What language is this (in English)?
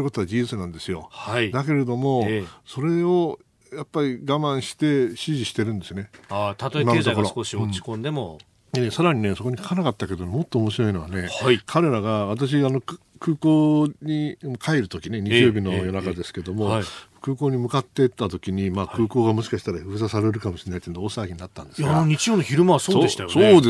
Japanese